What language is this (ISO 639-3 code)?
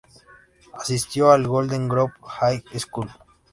spa